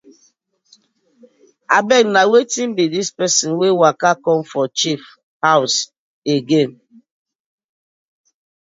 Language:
Nigerian Pidgin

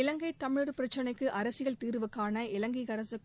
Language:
Tamil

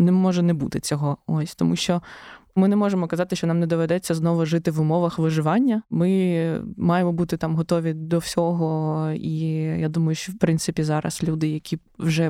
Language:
Ukrainian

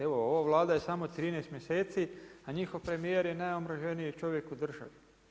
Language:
Croatian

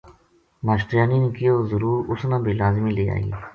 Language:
Gujari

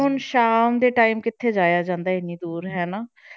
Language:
Punjabi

